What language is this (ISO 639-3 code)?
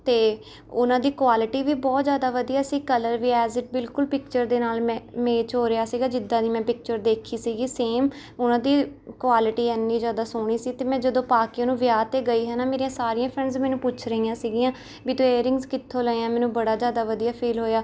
pan